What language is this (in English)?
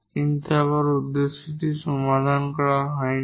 Bangla